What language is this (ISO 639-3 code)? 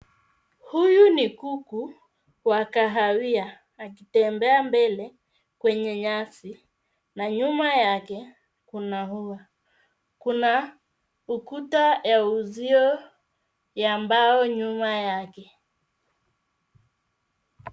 swa